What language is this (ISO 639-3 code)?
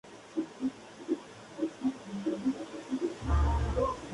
spa